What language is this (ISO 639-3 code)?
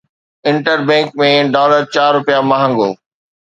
snd